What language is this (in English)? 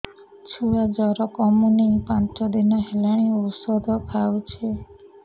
Odia